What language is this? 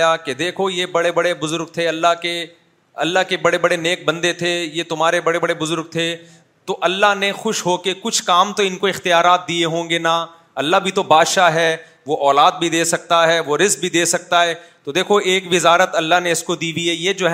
Urdu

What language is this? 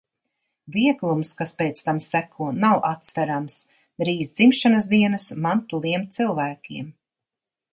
Latvian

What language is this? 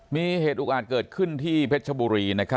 Thai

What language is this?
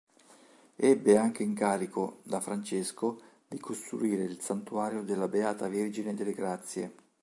Italian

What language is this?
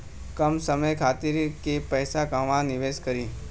Bhojpuri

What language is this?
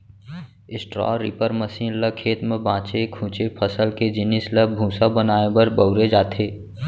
Chhattisgarhi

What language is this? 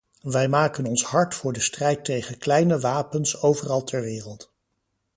Dutch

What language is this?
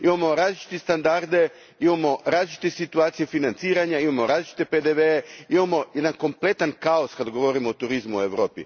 Croatian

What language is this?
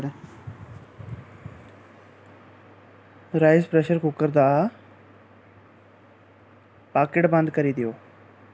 Dogri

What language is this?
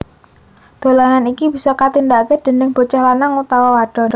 Javanese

